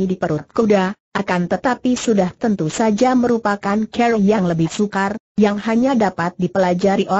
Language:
Indonesian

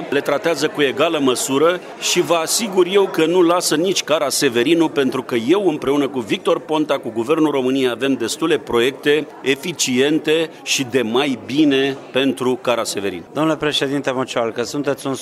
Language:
Romanian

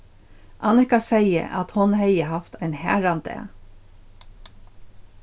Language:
Faroese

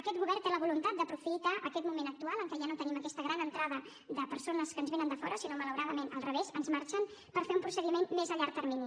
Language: Catalan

